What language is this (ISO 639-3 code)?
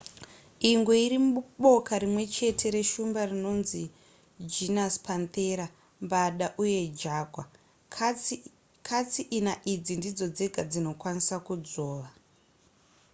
sna